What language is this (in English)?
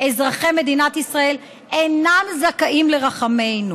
Hebrew